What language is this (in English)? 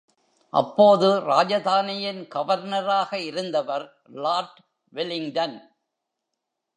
Tamil